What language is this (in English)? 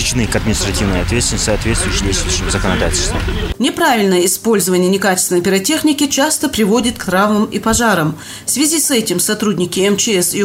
Russian